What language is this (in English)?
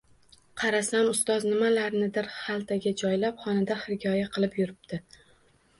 Uzbek